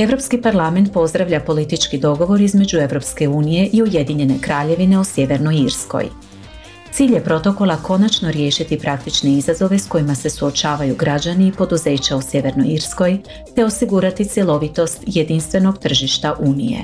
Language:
Croatian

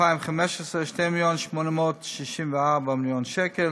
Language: Hebrew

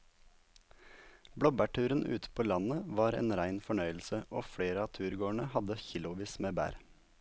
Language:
Norwegian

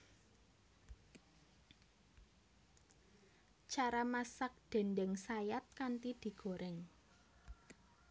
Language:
Javanese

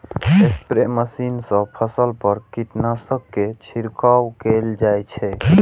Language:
Maithili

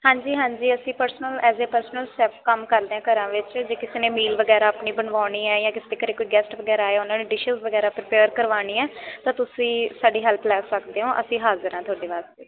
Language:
Punjabi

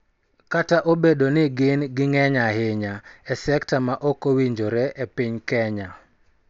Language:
Luo (Kenya and Tanzania)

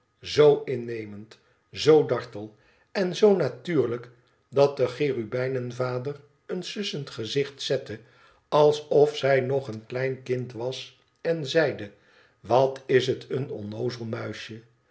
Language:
Dutch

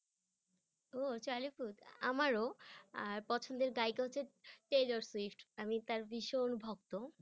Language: Bangla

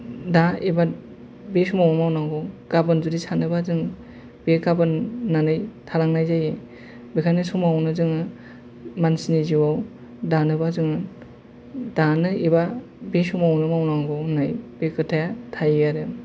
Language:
Bodo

